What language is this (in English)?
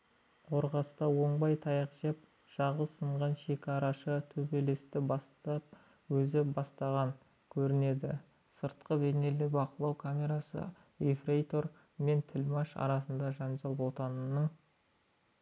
Kazakh